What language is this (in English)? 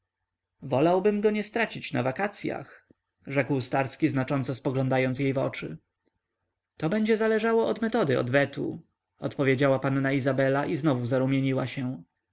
Polish